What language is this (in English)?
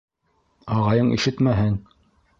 Bashkir